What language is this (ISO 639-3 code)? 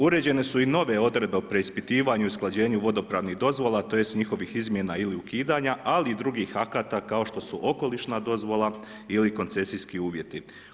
hrv